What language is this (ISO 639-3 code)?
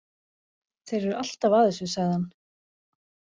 isl